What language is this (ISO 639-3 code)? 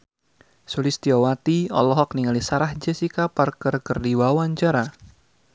sun